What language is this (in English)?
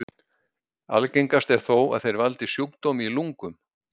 Icelandic